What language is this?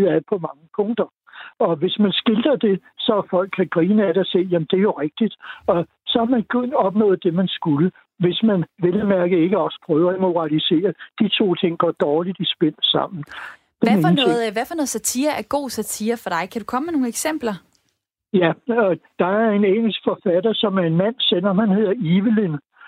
Danish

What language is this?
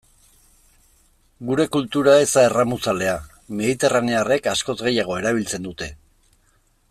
Basque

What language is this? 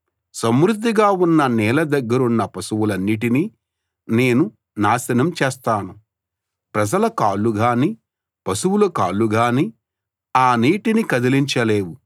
Telugu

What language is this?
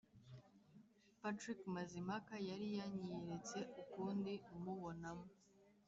Kinyarwanda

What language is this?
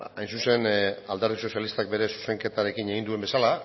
Basque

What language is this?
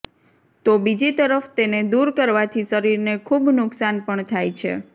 Gujarati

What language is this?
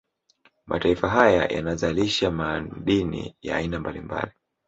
Swahili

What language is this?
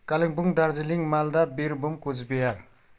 Nepali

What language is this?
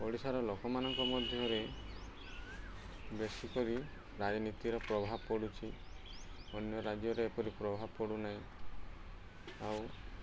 Odia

